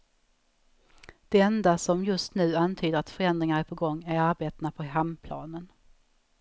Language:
Swedish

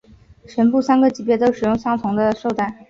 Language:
Chinese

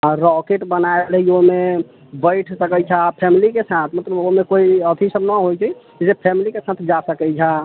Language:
Maithili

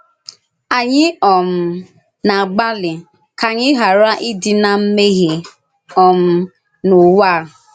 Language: Igbo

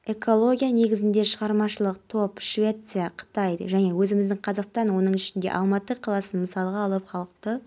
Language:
Kazakh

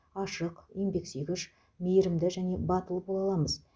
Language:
Kazakh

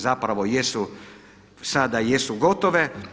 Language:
Croatian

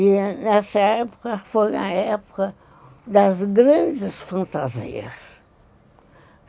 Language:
Portuguese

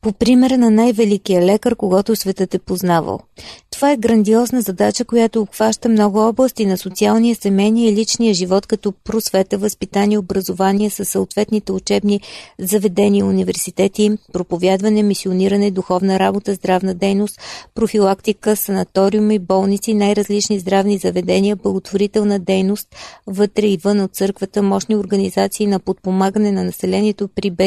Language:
Bulgarian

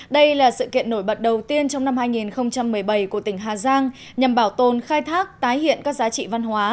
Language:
Vietnamese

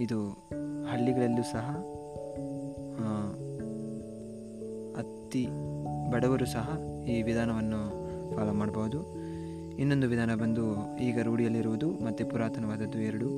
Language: Kannada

